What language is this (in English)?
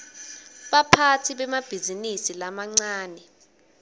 Swati